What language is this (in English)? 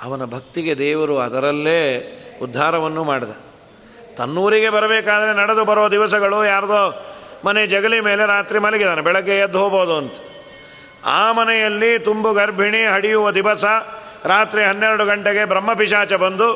Kannada